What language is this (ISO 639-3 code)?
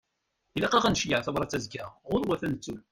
kab